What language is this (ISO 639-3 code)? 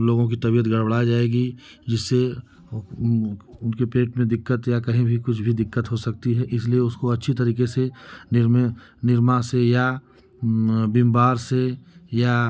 hin